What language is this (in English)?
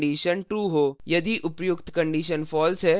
Hindi